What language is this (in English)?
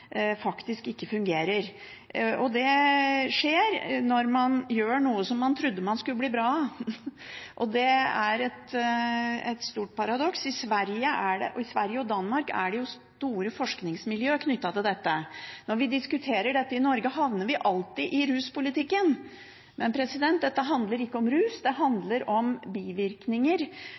Norwegian Bokmål